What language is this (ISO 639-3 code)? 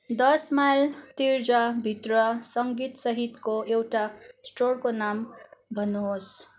nep